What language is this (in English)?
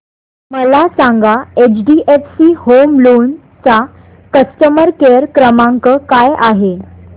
Marathi